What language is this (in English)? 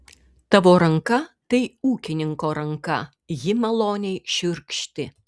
Lithuanian